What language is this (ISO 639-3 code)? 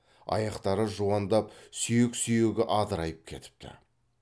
kaz